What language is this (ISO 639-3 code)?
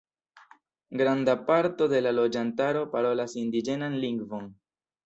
epo